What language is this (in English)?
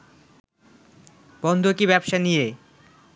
Bangla